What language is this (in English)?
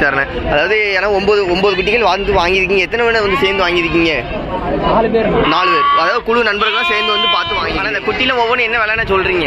Indonesian